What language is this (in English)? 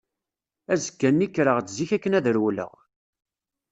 Kabyle